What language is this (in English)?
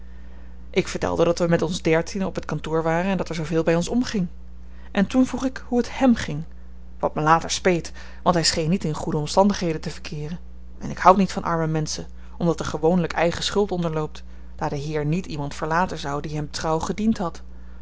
Dutch